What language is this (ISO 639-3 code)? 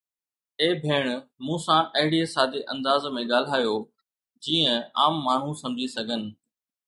snd